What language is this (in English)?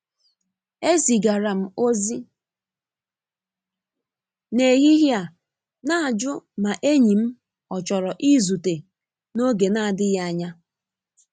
Igbo